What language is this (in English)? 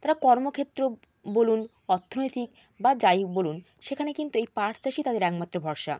Bangla